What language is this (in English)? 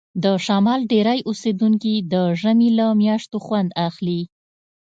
Pashto